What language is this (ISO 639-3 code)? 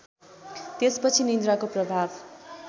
nep